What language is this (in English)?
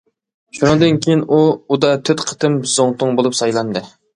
Uyghur